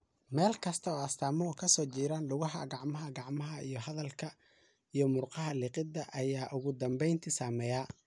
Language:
Somali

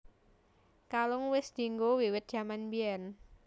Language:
Javanese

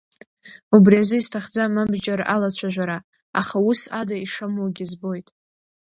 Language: Abkhazian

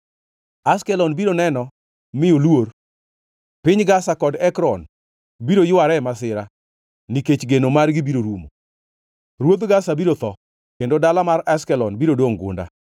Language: Luo (Kenya and Tanzania)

